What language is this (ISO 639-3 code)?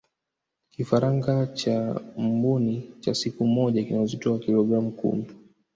swa